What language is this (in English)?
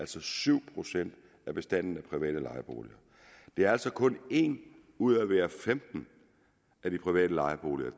Danish